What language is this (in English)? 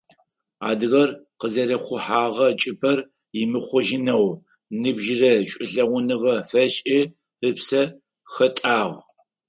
Adyghe